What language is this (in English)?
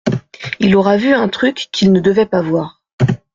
French